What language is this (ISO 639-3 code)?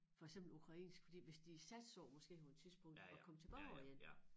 dan